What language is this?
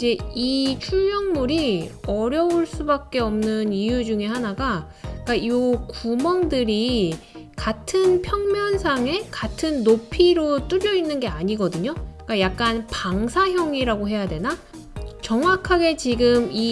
Korean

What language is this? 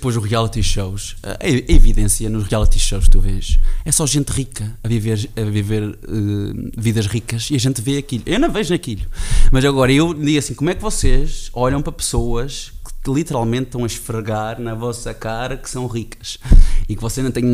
Portuguese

